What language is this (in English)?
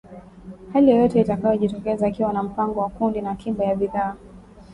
Swahili